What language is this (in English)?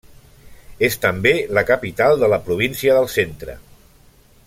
Catalan